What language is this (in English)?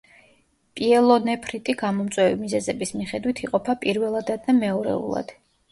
Georgian